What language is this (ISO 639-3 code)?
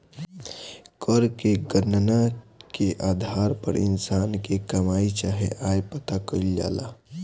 bho